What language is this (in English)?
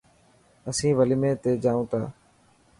Dhatki